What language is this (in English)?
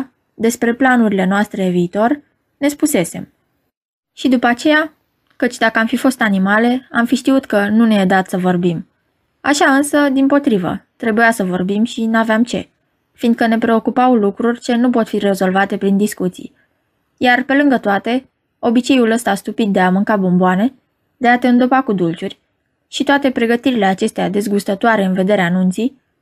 Romanian